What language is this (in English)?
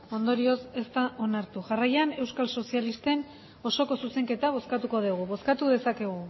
Basque